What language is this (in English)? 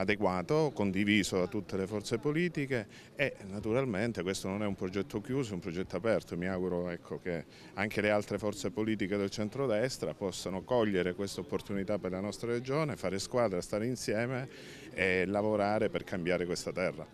Italian